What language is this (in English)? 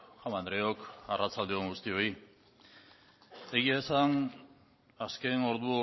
Basque